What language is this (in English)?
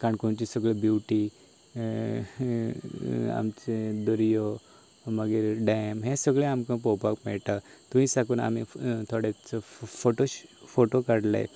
Konkani